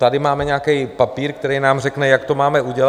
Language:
Czech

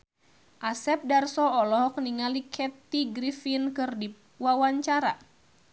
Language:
Sundanese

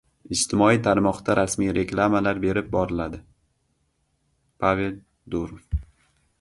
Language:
Uzbek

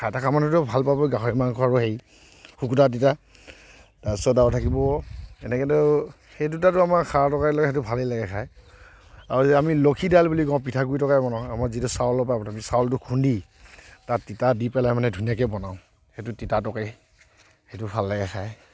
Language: Assamese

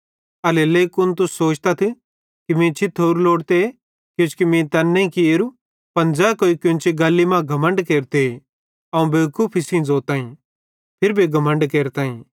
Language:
Bhadrawahi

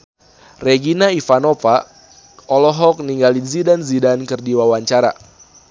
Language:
Sundanese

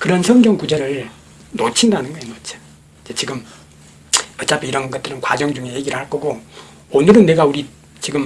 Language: Korean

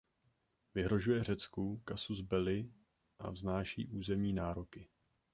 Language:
Czech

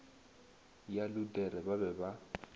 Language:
Northern Sotho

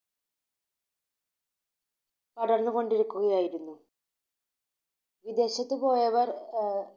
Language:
Malayalam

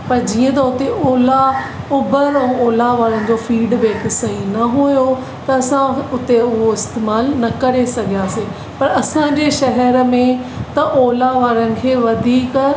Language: Sindhi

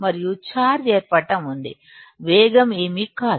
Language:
Telugu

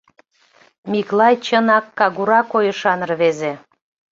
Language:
Mari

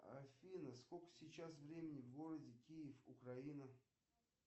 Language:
Russian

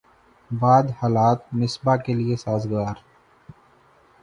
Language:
Urdu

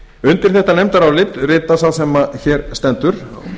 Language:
Icelandic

